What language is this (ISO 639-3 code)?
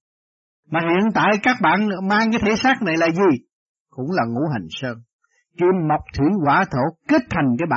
vie